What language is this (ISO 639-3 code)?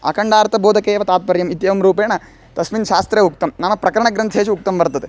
san